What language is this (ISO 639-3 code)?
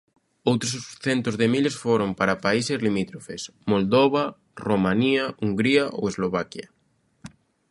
glg